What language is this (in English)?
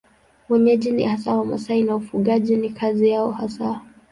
Swahili